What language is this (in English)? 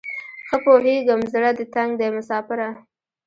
Pashto